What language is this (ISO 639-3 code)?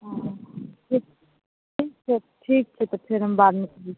mai